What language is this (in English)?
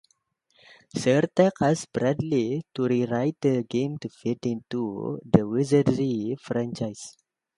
English